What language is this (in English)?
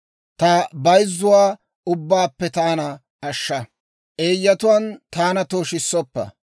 Dawro